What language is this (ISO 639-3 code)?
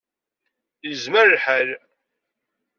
kab